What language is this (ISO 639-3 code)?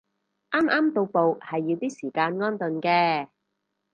yue